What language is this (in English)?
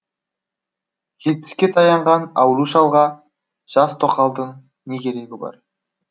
Kazakh